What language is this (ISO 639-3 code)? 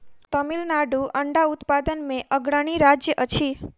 mai